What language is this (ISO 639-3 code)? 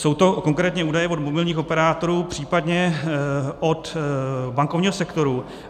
ces